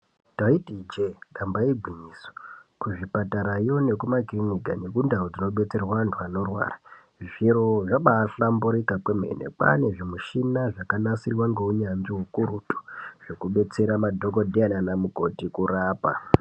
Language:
Ndau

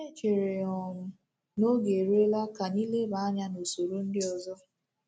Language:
Igbo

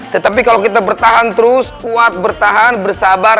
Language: Indonesian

